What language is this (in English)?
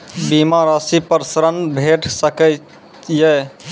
Maithili